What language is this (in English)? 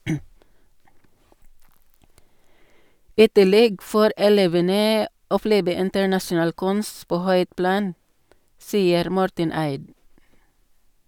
Norwegian